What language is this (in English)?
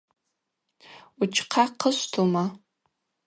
Abaza